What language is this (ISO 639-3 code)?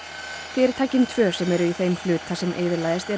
isl